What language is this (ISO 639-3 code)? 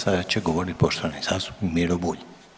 hrv